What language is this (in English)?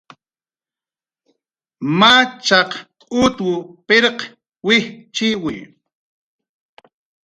Jaqaru